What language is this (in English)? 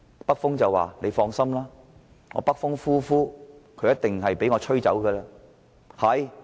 Cantonese